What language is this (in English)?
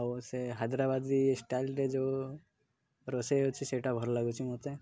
Odia